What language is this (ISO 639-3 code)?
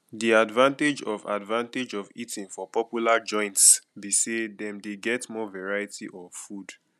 pcm